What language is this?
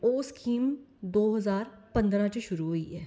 Dogri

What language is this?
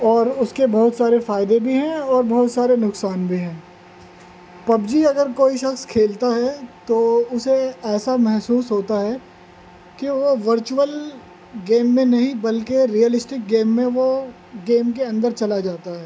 Urdu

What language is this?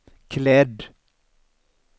Swedish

